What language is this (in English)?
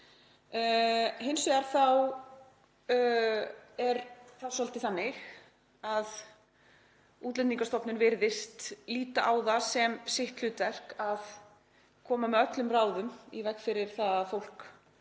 Icelandic